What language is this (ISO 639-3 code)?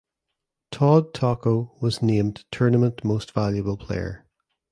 eng